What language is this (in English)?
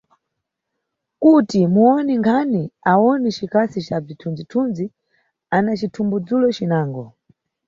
Nyungwe